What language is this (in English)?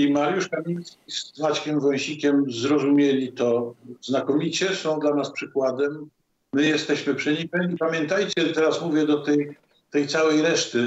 Polish